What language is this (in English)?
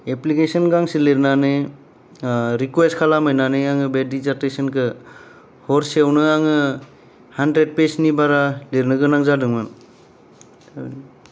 Bodo